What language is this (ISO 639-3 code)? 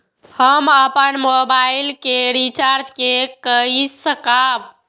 mai